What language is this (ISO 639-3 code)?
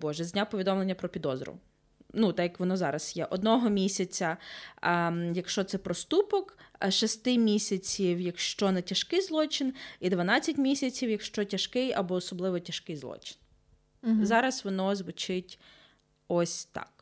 ukr